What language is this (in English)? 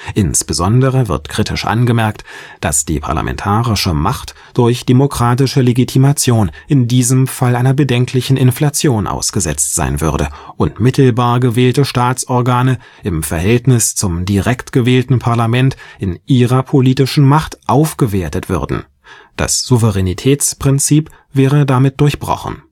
German